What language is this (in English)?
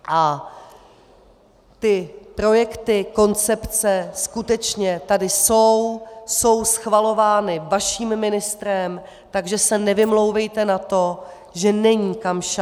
Czech